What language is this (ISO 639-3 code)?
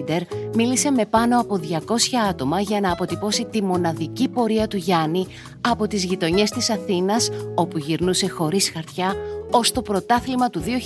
ell